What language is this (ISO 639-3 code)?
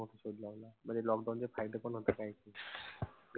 mar